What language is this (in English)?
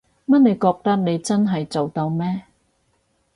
Cantonese